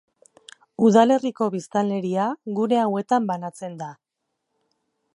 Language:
Basque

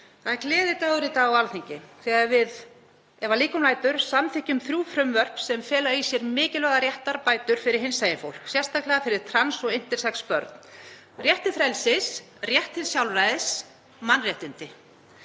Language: Icelandic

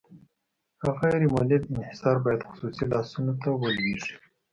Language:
Pashto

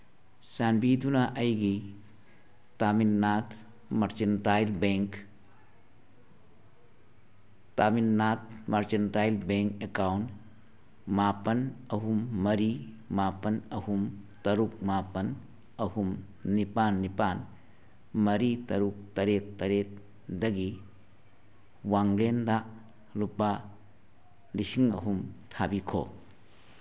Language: Manipuri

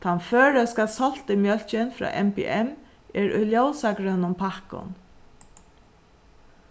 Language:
Faroese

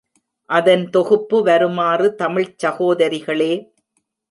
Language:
Tamil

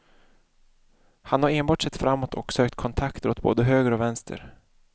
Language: Swedish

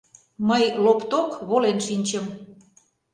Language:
Mari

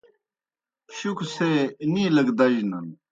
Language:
Kohistani Shina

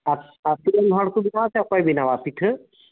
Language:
Santali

